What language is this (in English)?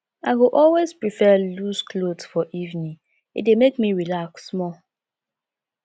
Nigerian Pidgin